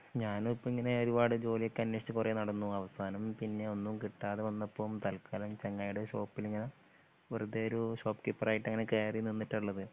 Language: Malayalam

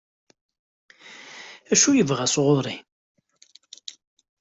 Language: Kabyle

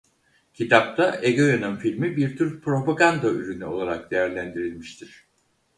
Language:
Turkish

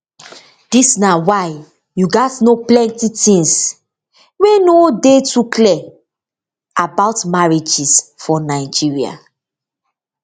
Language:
Nigerian Pidgin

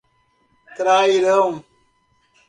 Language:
Portuguese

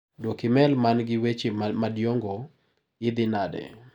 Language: Luo (Kenya and Tanzania)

